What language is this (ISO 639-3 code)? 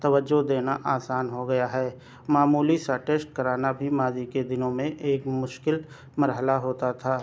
urd